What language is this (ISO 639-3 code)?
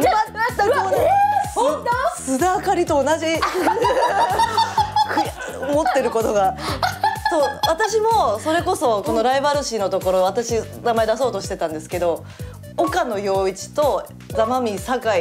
jpn